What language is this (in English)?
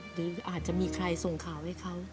Thai